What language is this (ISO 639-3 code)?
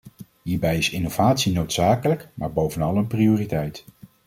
nld